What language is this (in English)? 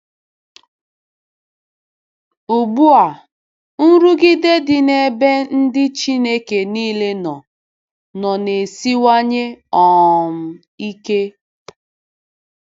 Igbo